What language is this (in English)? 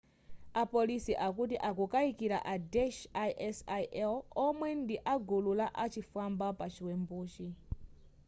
Nyanja